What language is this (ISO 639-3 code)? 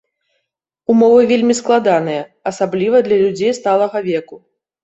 bel